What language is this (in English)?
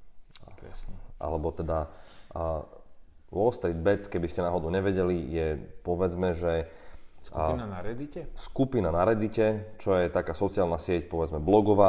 Slovak